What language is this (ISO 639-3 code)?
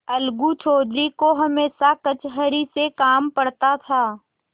hin